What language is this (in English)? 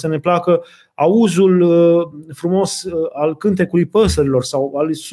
Romanian